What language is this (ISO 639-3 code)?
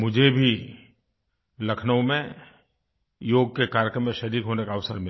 hin